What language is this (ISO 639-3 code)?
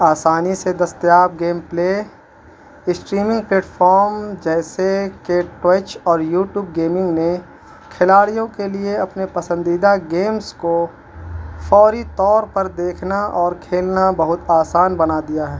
urd